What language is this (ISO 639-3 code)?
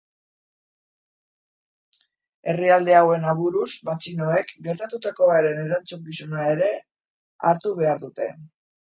eus